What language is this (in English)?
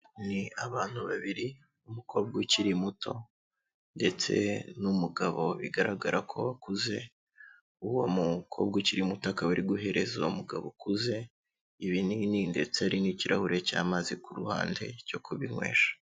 Kinyarwanda